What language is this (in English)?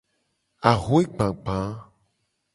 Gen